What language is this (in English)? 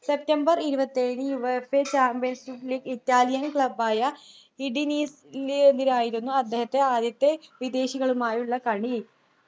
Malayalam